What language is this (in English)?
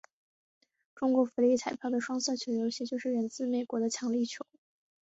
Chinese